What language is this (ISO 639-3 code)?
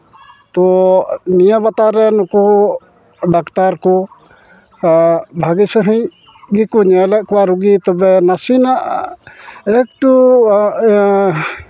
sat